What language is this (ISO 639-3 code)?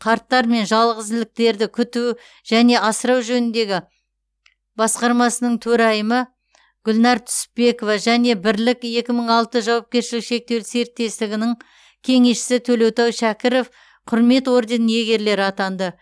kaz